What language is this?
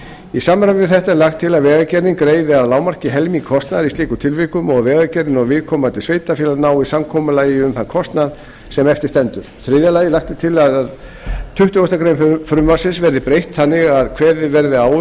Icelandic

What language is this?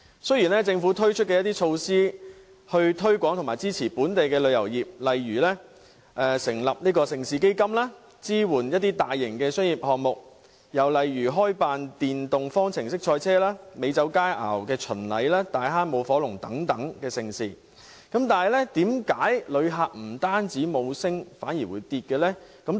Cantonese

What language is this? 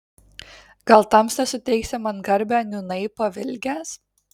Lithuanian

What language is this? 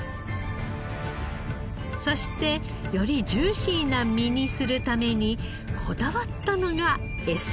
Japanese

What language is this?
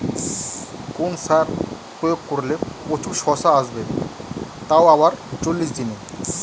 Bangla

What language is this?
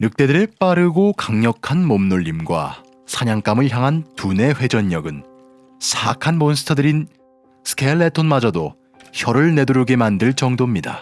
Korean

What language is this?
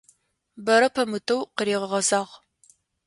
Adyghe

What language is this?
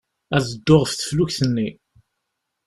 Kabyle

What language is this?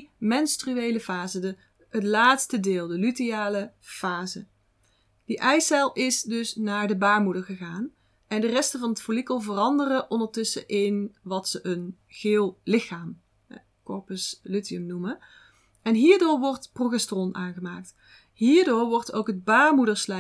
Dutch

